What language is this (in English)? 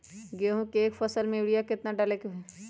Magahi